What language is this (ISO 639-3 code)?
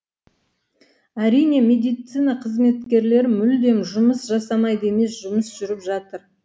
kaz